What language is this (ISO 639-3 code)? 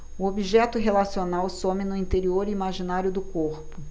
por